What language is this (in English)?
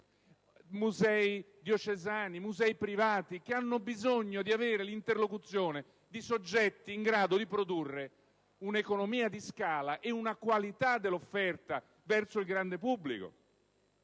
Italian